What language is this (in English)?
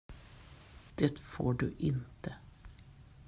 Swedish